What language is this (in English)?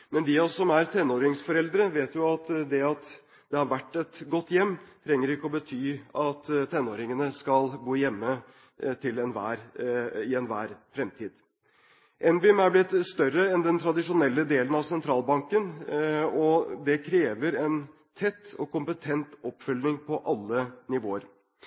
Norwegian Bokmål